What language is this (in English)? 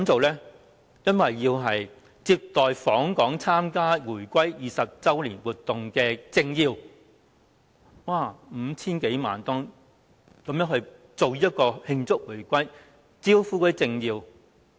Cantonese